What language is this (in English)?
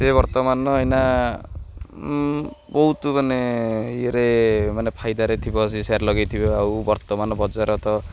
Odia